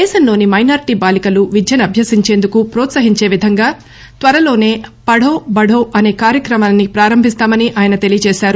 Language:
Telugu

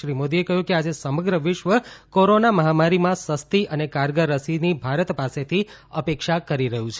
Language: Gujarati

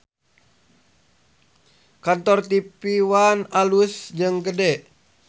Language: Sundanese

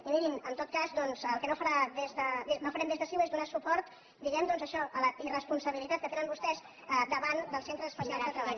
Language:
Catalan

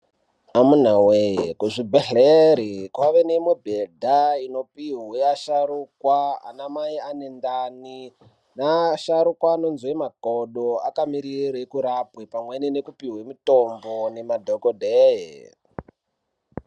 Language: Ndau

